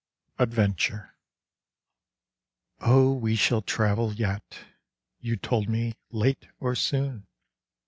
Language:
English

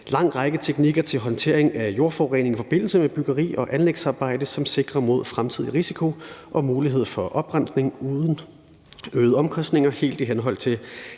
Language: Danish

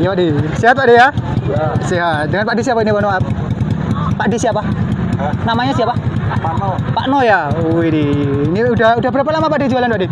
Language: Indonesian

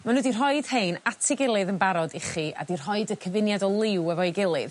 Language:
Welsh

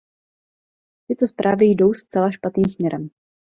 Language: Czech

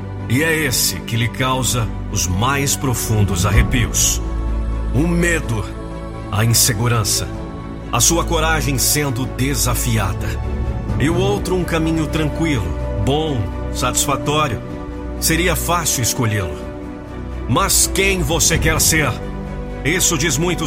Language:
Portuguese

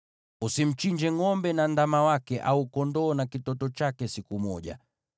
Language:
Swahili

